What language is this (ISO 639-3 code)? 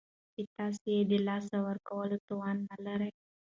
pus